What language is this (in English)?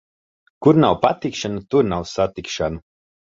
Latvian